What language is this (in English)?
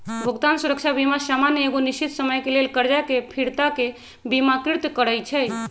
Magahi